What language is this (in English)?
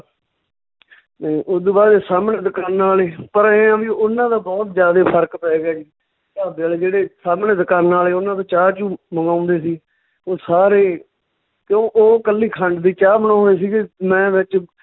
Punjabi